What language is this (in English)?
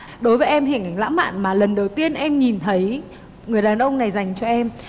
Vietnamese